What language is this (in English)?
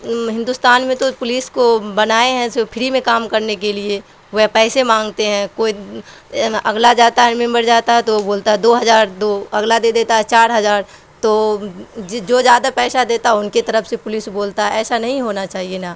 Urdu